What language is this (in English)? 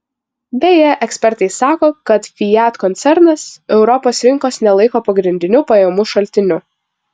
Lithuanian